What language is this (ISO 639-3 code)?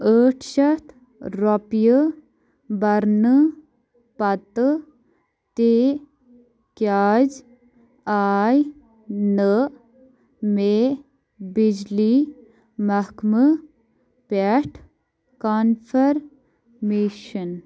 kas